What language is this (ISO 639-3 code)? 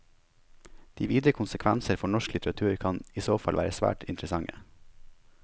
nor